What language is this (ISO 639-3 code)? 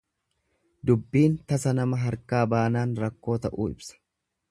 orm